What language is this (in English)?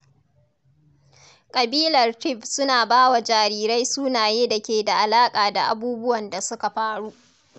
Hausa